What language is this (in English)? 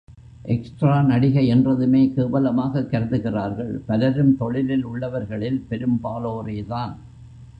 Tamil